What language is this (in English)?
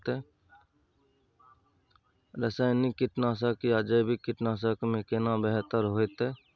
Maithili